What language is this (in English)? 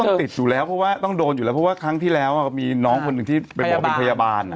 Thai